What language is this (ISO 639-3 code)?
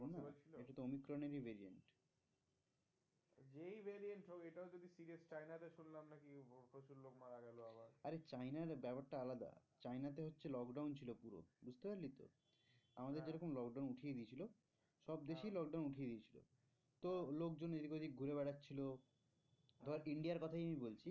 ben